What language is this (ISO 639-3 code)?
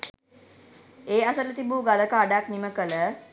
sin